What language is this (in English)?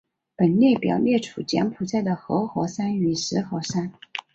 Chinese